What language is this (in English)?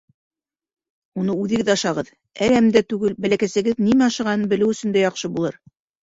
Bashkir